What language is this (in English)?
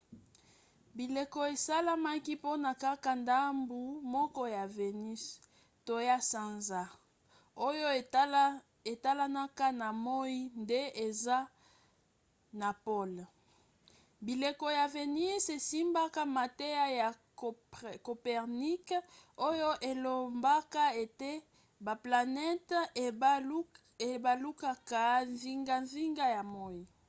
Lingala